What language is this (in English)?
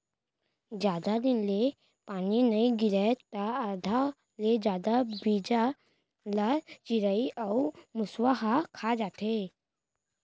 Chhattisgarhi